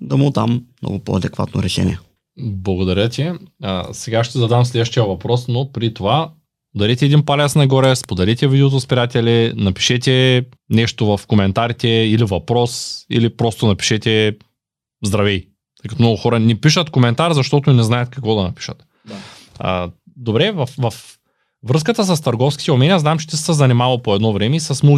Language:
Bulgarian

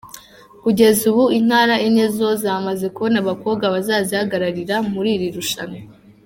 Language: Kinyarwanda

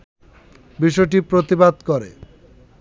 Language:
Bangla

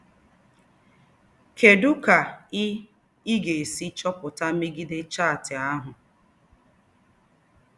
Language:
Igbo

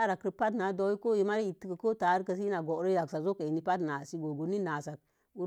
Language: Mom Jango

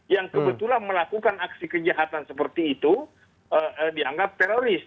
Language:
Indonesian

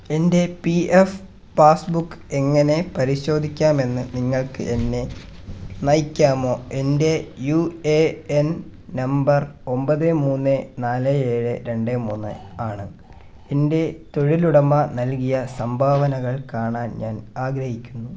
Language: Malayalam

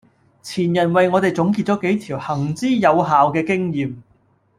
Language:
Cantonese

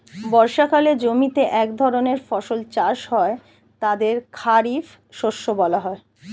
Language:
Bangla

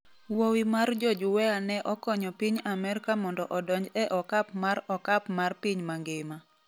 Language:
Luo (Kenya and Tanzania)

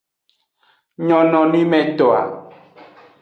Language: Aja (Benin)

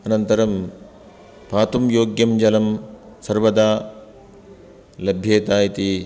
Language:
Sanskrit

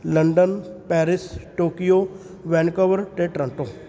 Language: Punjabi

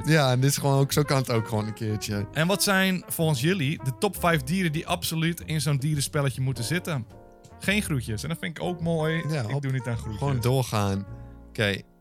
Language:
Dutch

